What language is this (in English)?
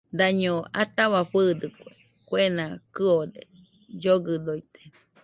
Nüpode Huitoto